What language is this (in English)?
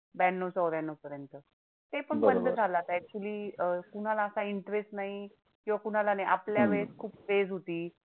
Marathi